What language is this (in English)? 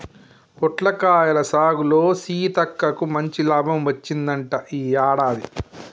Telugu